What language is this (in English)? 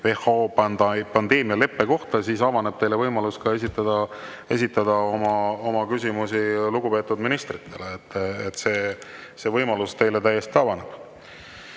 Estonian